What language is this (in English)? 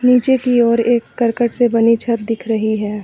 Hindi